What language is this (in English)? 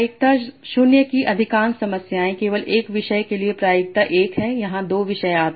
Hindi